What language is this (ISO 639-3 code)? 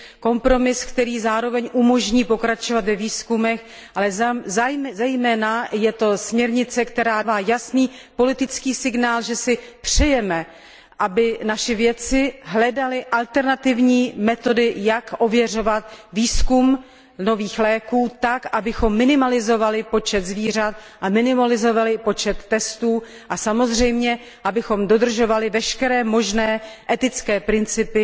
ces